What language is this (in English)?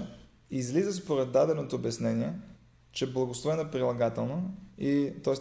Bulgarian